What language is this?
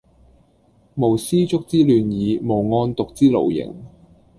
Cantonese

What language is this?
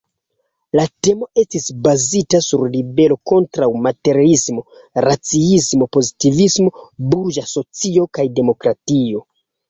Esperanto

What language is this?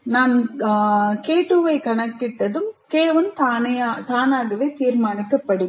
Tamil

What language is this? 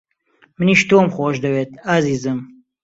Central Kurdish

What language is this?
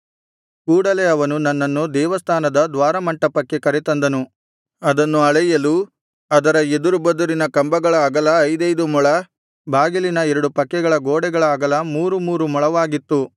Kannada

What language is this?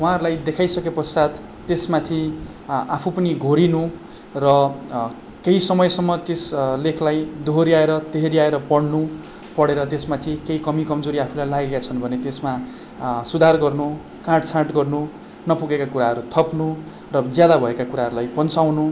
Nepali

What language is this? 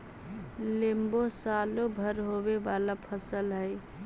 Magahi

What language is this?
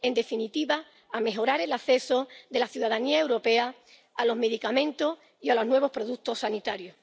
Spanish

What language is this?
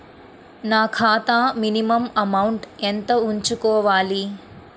Telugu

